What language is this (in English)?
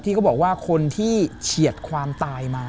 Thai